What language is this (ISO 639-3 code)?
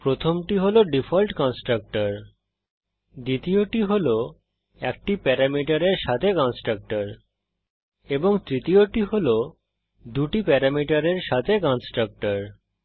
ben